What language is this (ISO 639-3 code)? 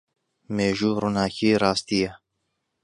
ckb